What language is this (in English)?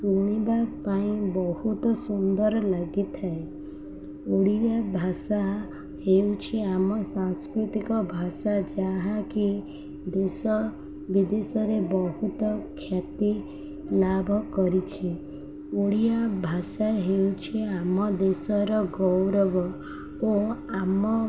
Odia